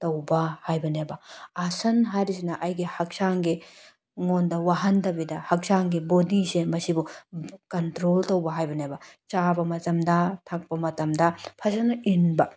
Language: Manipuri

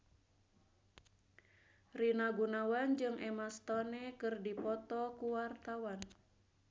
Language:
Sundanese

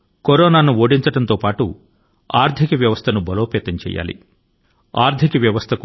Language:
Telugu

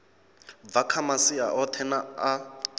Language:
Venda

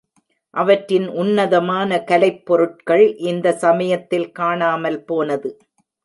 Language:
Tamil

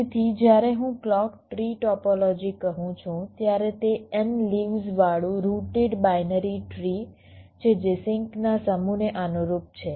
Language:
Gujarati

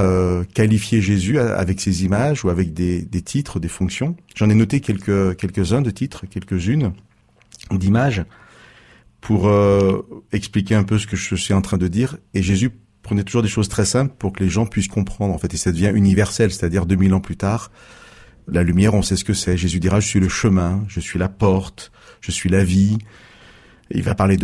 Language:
French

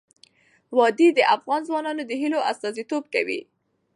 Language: Pashto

